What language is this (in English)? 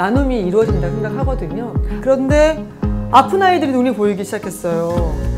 Korean